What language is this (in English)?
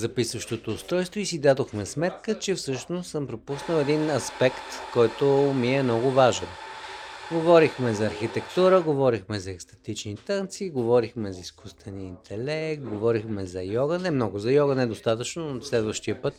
Bulgarian